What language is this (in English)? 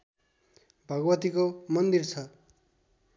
Nepali